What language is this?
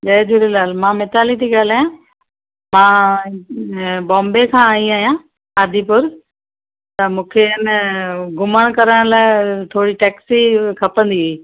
Sindhi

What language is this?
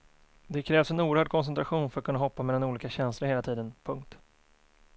Swedish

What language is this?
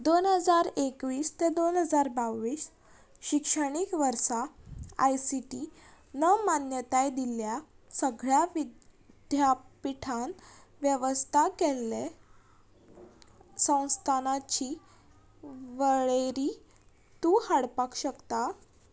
Konkani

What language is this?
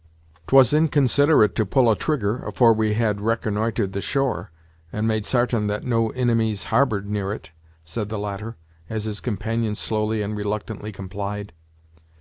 English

